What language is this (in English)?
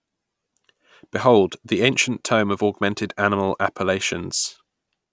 English